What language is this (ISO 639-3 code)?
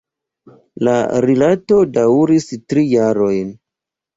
epo